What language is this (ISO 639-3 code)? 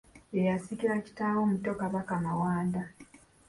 lug